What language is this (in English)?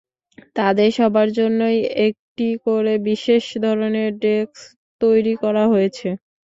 Bangla